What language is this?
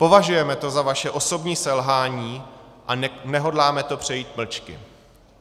Czech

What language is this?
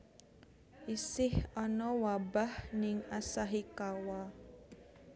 Javanese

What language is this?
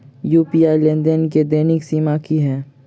Maithili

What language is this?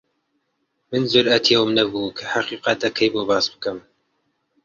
Central Kurdish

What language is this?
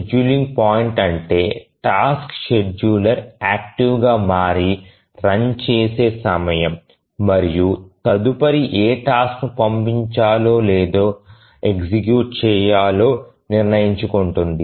Telugu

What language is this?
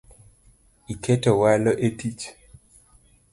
Luo (Kenya and Tanzania)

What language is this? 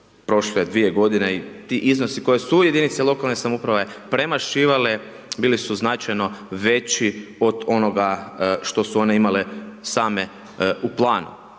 Croatian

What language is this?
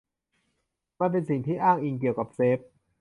Thai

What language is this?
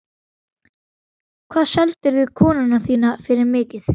Icelandic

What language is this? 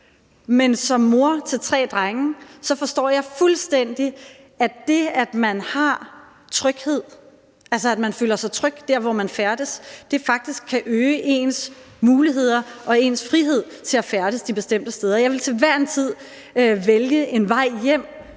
Danish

